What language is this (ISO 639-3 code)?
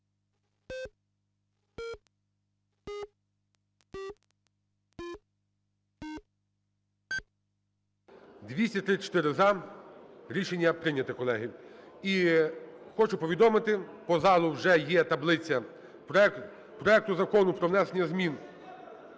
ukr